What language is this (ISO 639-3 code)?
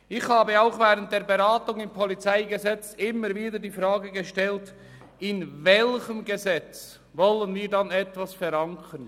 gsw